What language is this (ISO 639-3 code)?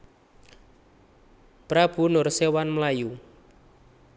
jav